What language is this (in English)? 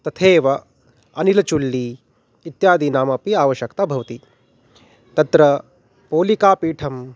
Sanskrit